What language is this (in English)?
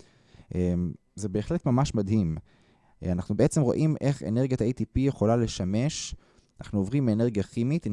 Hebrew